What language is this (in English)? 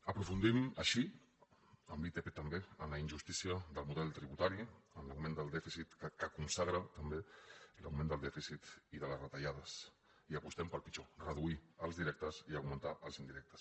Catalan